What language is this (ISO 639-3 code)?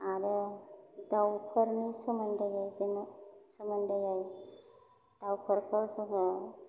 brx